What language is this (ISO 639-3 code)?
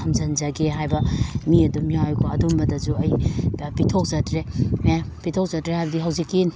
mni